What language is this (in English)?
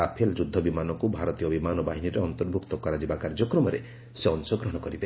Odia